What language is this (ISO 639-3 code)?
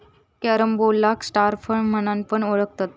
mar